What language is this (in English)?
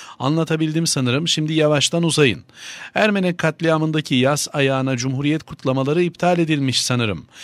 Turkish